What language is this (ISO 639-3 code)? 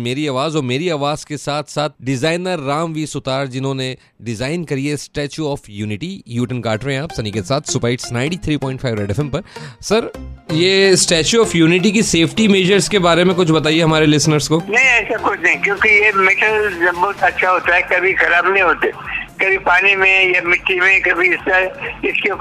hin